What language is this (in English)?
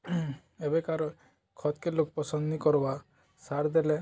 Odia